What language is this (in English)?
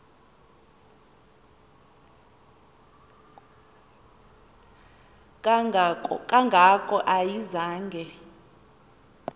Xhosa